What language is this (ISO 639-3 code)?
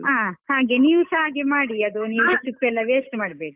kan